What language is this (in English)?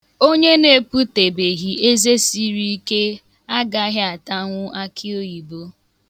Igbo